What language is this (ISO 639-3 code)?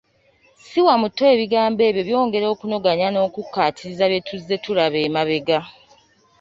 lug